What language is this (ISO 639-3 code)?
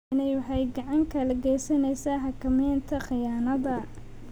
som